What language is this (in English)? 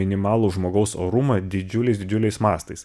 Lithuanian